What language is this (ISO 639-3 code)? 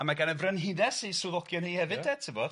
cym